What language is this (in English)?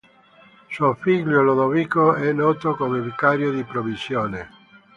Italian